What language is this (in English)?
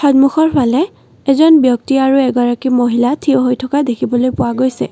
Assamese